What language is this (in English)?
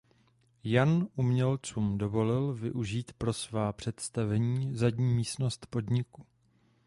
Czech